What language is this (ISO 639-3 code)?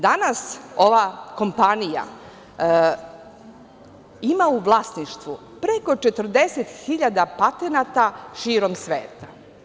srp